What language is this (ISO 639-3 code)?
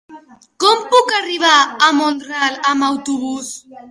cat